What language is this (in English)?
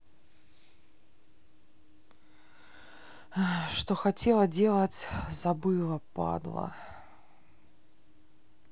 Russian